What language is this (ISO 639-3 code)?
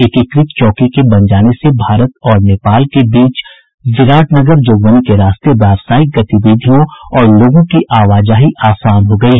hin